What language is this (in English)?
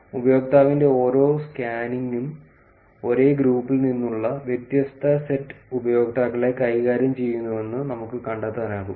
Malayalam